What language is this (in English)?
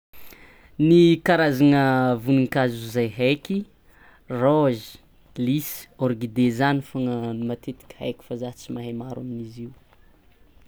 Tsimihety Malagasy